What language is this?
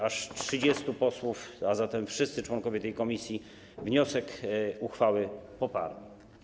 Polish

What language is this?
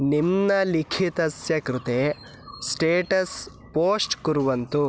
Sanskrit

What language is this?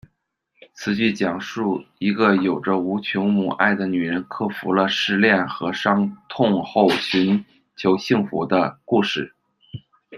Chinese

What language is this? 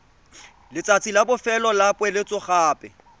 Tswana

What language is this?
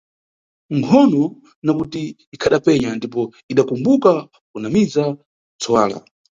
Nyungwe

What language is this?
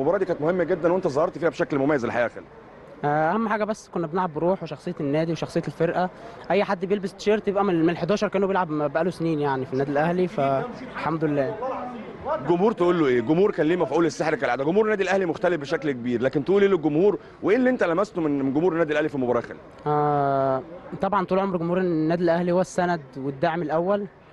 Arabic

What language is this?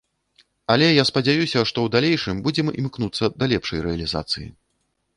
Belarusian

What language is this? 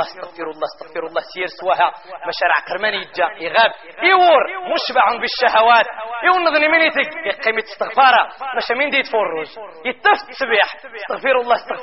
Arabic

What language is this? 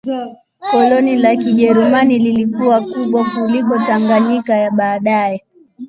Swahili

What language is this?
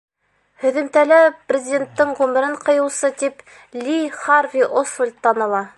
Bashkir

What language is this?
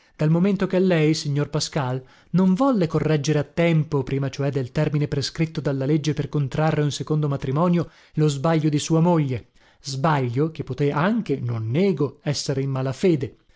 Italian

